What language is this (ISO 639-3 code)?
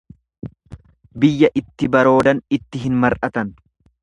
orm